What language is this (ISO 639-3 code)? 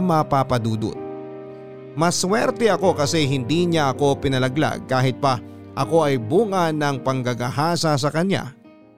fil